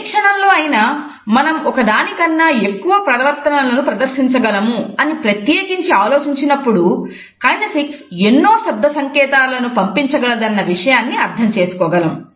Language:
Telugu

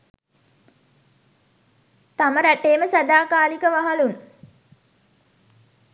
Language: Sinhala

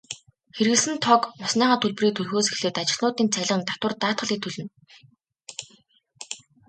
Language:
Mongolian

